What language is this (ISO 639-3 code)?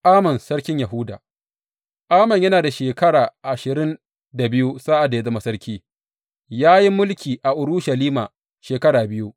hau